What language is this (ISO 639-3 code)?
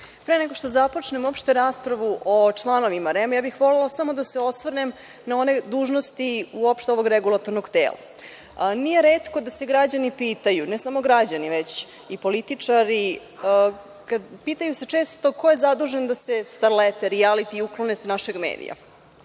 srp